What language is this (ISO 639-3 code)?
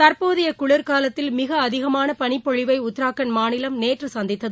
tam